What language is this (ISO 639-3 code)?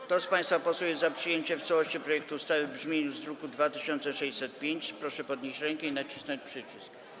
pol